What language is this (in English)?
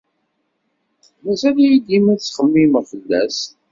Kabyle